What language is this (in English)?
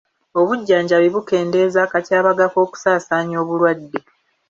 Ganda